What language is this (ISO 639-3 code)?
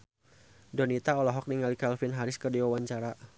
sun